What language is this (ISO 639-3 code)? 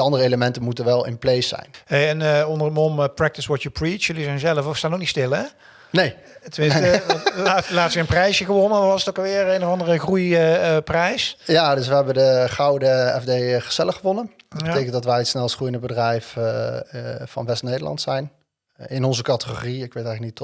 nld